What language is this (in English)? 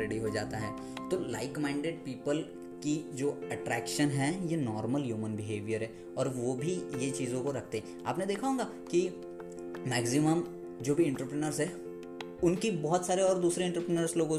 Hindi